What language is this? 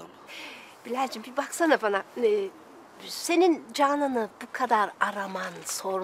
Turkish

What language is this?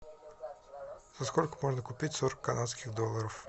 Russian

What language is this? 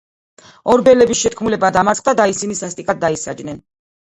Georgian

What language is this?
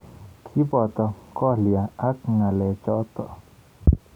Kalenjin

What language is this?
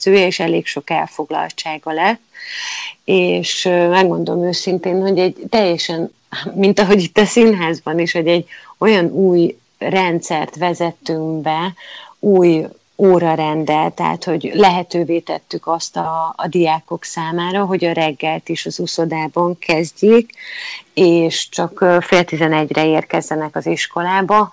Hungarian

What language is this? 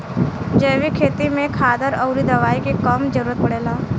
Bhojpuri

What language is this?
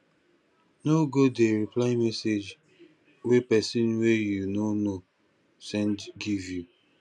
Nigerian Pidgin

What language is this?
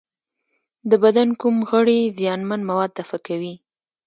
Pashto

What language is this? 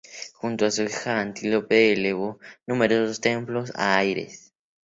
Spanish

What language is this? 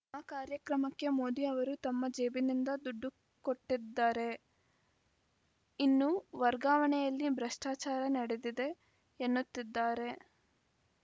Kannada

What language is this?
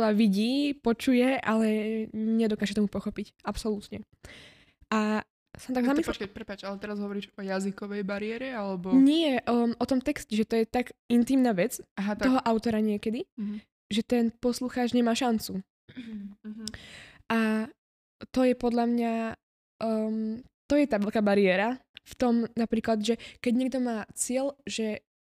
Slovak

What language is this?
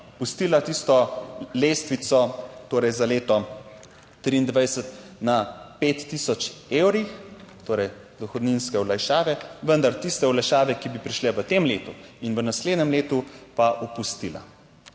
Slovenian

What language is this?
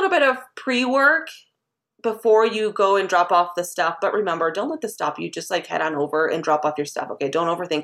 English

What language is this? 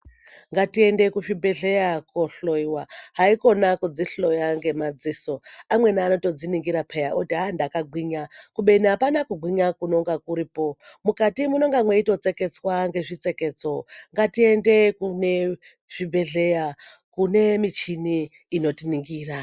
Ndau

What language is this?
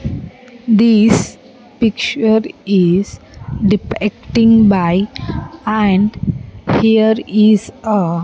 English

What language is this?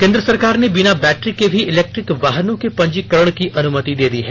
Hindi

